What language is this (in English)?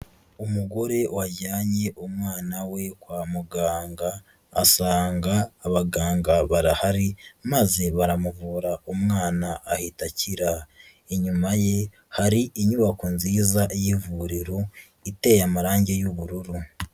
Kinyarwanda